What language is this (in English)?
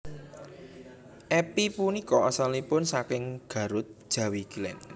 Javanese